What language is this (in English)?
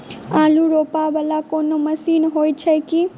Maithili